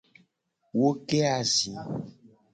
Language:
Gen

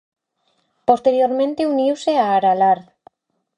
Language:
Galician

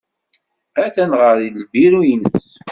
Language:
Kabyle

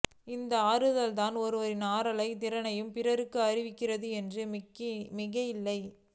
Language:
Tamil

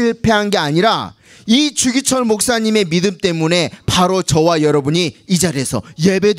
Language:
Korean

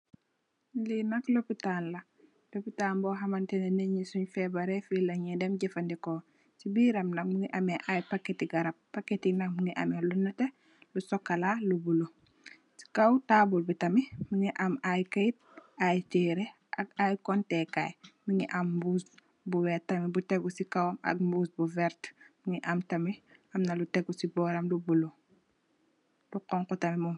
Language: Wolof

